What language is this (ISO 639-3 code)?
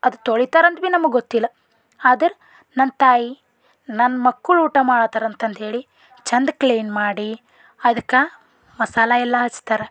kan